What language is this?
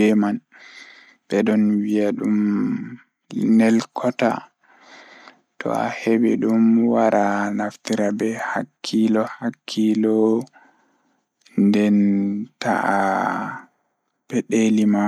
Fula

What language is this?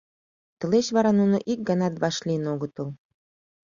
Mari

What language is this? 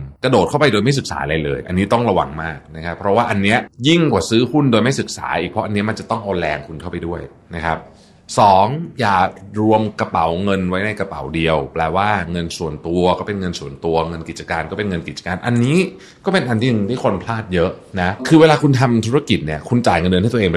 Thai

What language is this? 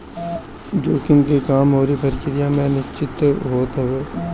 Bhojpuri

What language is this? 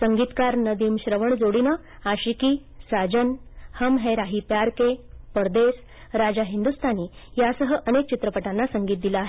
Marathi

